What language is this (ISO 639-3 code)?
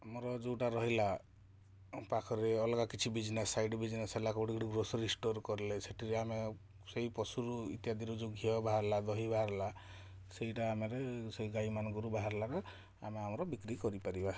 ori